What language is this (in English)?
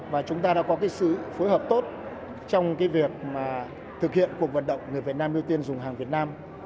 Vietnamese